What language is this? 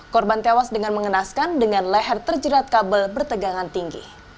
Indonesian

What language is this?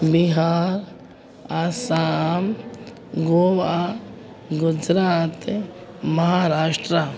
Sindhi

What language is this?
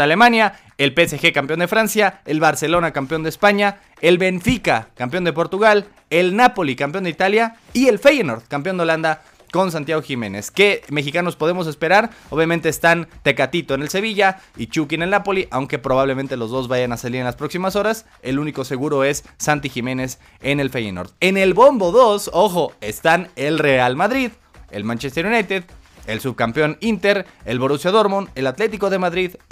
Spanish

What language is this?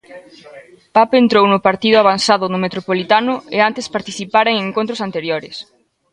Galician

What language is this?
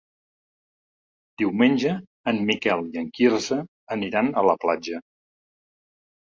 Catalan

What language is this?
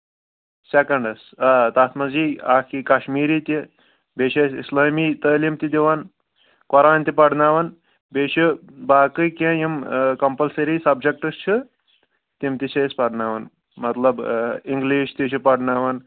Kashmiri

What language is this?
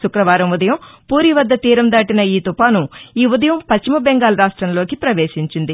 Telugu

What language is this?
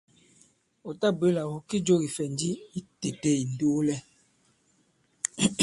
Bankon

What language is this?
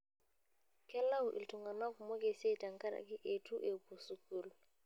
Masai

